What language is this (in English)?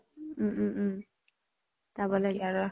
Assamese